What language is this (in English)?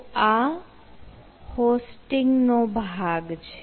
Gujarati